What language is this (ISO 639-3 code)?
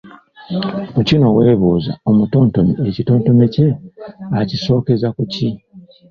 lug